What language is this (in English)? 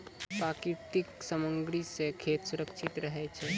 Maithili